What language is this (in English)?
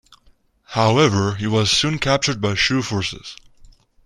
English